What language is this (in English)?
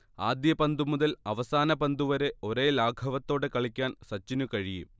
Malayalam